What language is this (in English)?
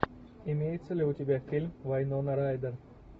Russian